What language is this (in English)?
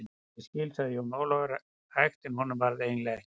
Icelandic